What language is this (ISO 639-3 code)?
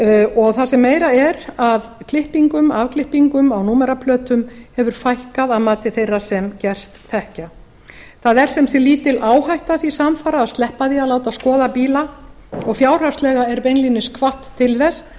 isl